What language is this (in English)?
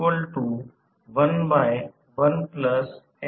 Marathi